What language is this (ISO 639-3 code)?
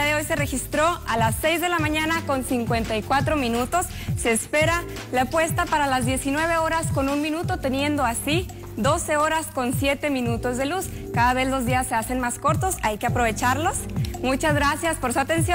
spa